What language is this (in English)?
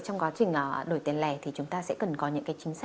Vietnamese